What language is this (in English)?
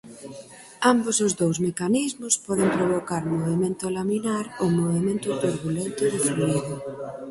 Galician